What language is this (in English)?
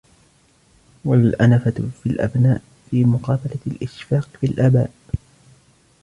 Arabic